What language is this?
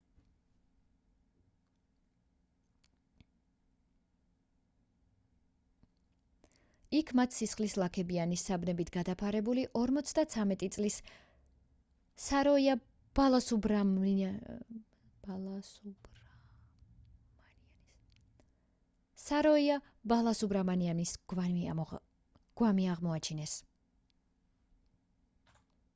Georgian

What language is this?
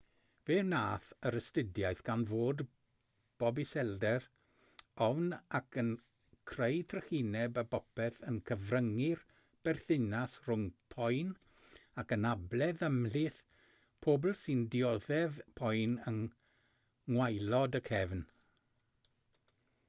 Welsh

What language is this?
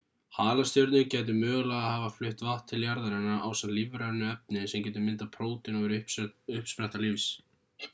Icelandic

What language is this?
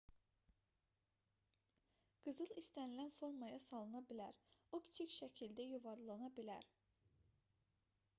Azerbaijani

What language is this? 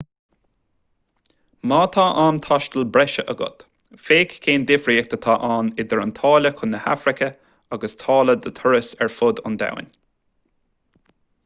Irish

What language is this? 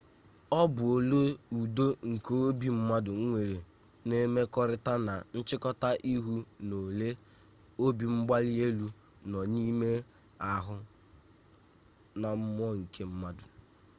Igbo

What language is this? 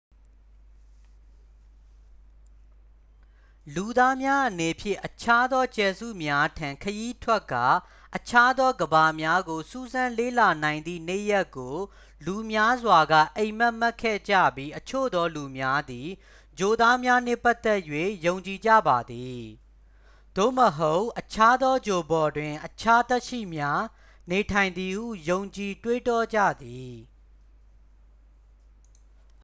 Burmese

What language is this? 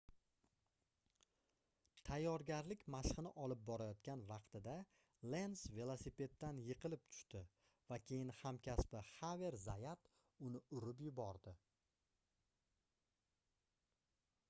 Uzbek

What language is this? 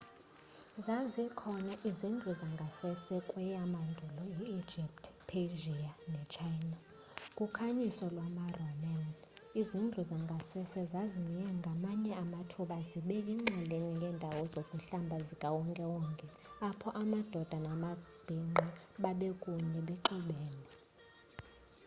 Xhosa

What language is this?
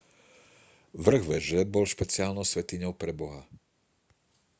Slovak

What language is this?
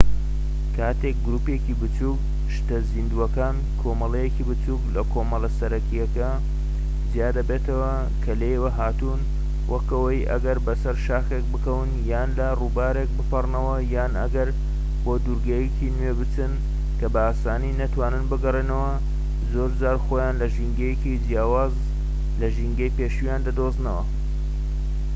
Central Kurdish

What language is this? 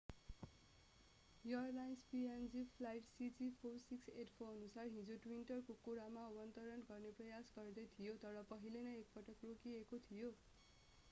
Nepali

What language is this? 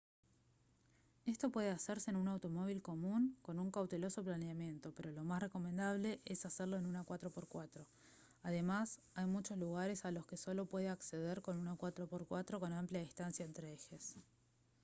Spanish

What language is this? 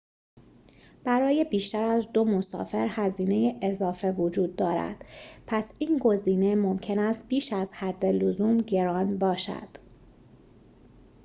Persian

